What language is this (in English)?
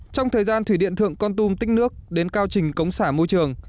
Vietnamese